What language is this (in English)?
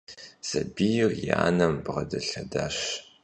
Kabardian